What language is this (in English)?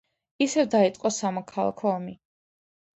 Georgian